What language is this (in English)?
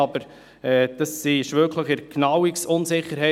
Swiss German